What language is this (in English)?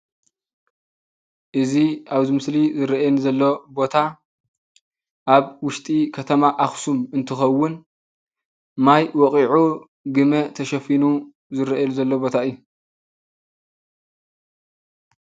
Tigrinya